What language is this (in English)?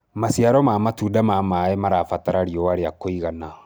Kikuyu